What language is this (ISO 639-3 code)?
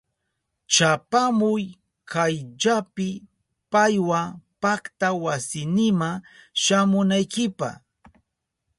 qup